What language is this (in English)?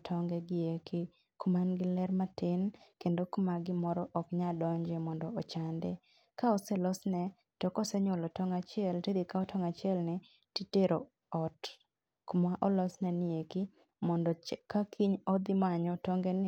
Luo (Kenya and Tanzania)